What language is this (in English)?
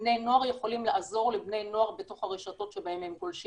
Hebrew